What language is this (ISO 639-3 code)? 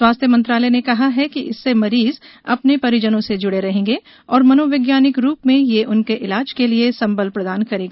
hin